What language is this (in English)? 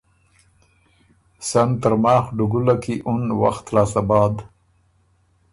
Ormuri